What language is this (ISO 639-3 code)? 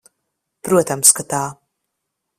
lav